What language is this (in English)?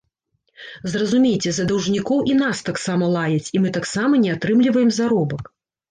Belarusian